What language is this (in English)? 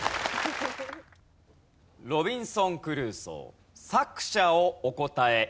Japanese